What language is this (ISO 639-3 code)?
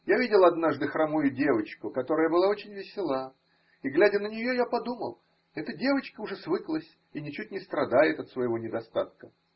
rus